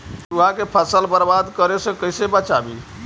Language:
Magahi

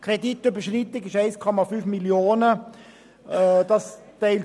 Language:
Swiss German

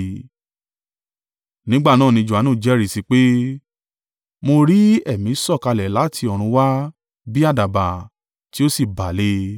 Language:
Yoruba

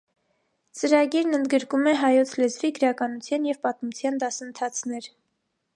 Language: Armenian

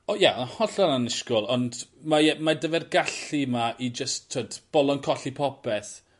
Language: Welsh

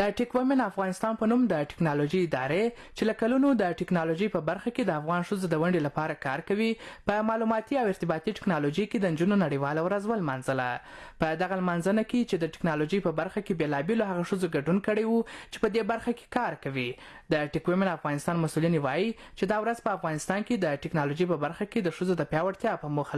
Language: Persian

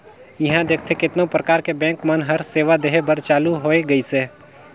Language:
Chhattisgarhi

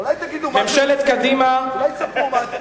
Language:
Hebrew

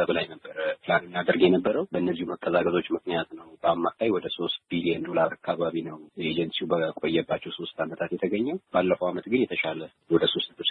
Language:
Amharic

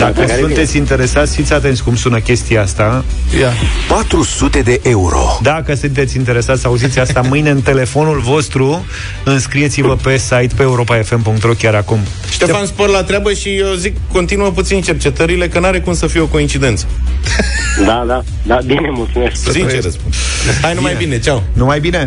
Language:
Romanian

